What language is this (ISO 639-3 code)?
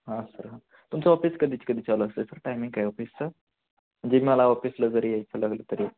mar